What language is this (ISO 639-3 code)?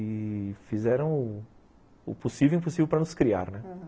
por